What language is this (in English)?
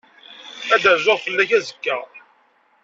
Kabyle